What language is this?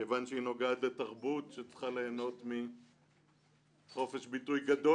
Hebrew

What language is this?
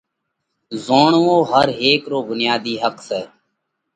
Parkari Koli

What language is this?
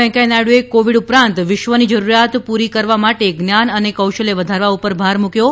Gujarati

